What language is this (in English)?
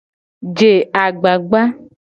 Gen